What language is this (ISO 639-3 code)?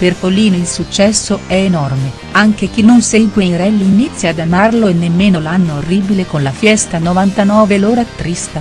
ita